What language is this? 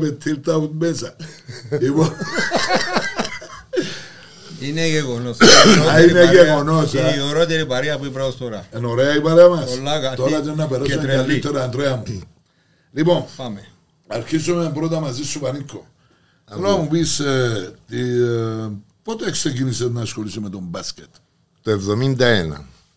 Greek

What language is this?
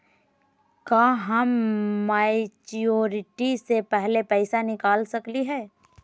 Magahi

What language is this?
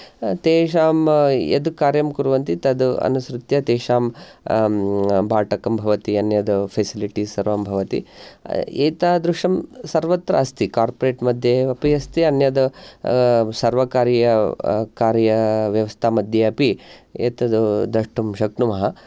Sanskrit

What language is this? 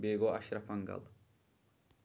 Kashmiri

